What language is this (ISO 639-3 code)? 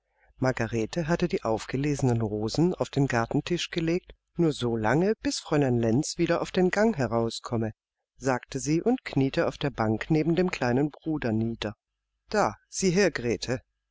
deu